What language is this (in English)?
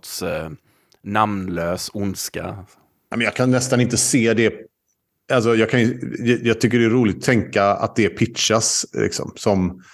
Swedish